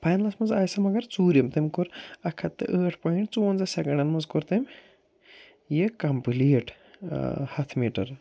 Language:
Kashmiri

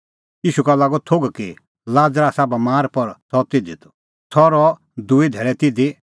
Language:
Kullu Pahari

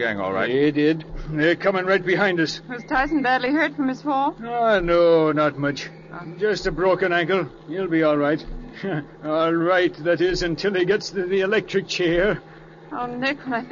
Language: English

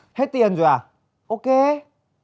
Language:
Vietnamese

